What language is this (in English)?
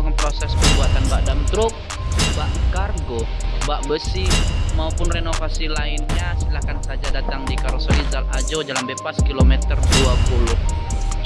Indonesian